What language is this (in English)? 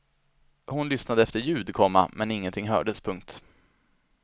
Swedish